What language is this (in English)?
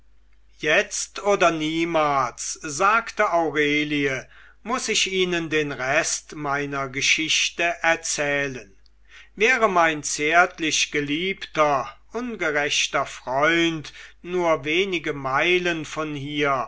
German